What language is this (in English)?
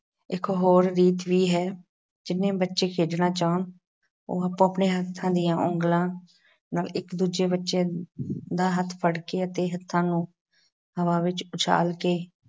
Punjabi